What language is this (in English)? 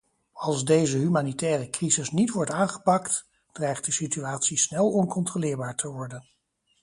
Dutch